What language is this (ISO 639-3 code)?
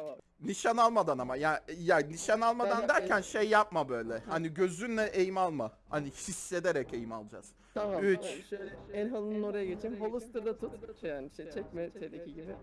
tur